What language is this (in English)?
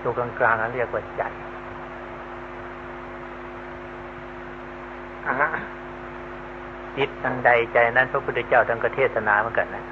Thai